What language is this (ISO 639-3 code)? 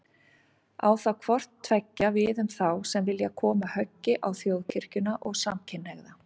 isl